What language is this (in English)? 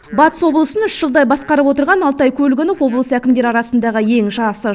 Kazakh